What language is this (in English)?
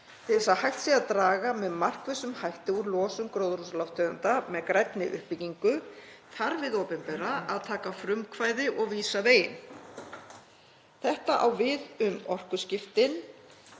Icelandic